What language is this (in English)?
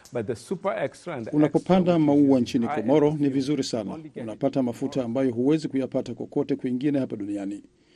Swahili